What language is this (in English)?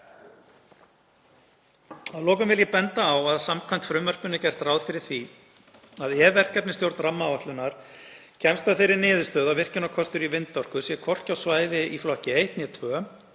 Icelandic